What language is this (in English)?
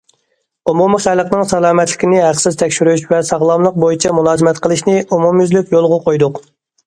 Uyghur